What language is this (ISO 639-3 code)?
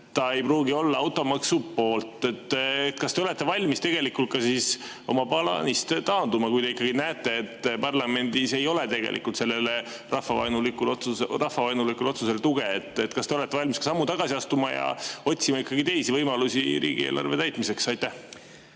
est